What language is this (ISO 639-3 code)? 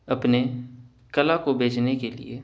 urd